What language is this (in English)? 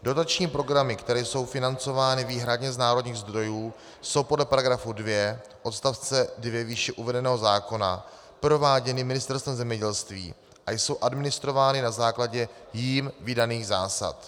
Czech